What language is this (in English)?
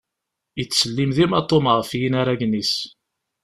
Kabyle